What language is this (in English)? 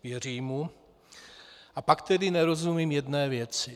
Czech